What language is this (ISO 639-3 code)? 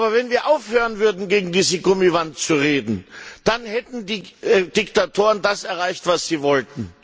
deu